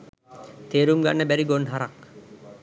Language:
Sinhala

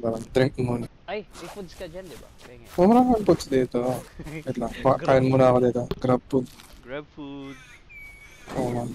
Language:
Filipino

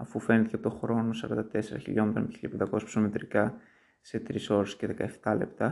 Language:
Greek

